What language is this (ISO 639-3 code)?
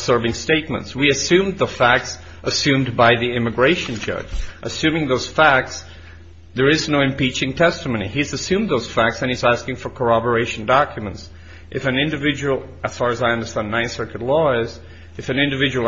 eng